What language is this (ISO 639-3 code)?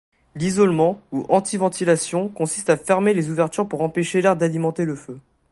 fra